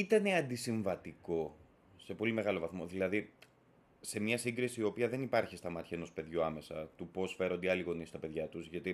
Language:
Greek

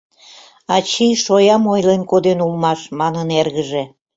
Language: Mari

